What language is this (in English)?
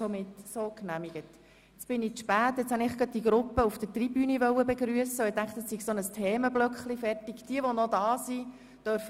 Swiss German